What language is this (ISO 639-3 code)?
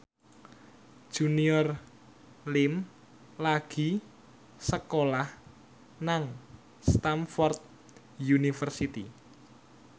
jav